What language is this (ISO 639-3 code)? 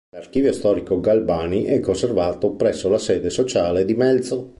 ita